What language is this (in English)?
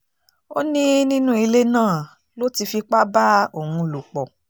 Yoruba